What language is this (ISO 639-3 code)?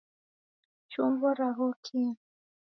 dav